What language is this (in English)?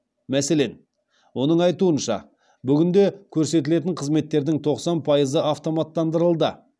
Kazakh